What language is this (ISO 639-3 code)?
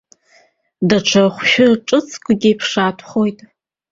abk